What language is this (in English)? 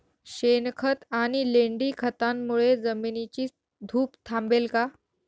Marathi